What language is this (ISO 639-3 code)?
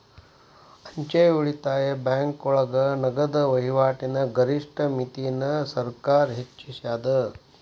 kan